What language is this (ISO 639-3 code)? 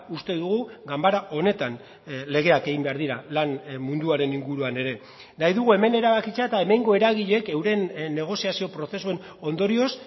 eus